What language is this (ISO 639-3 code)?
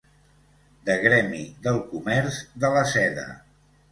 cat